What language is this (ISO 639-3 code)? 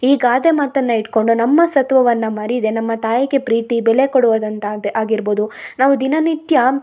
kan